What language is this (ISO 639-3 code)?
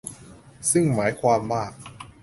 tha